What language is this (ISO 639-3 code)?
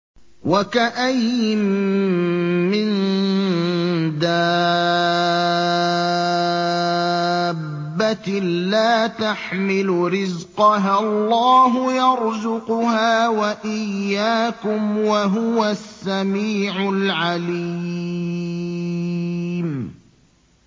ara